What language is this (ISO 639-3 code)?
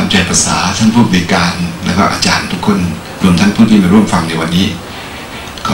tha